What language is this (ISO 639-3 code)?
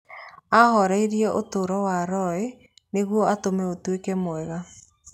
kik